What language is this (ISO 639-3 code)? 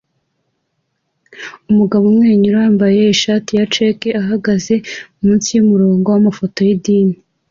kin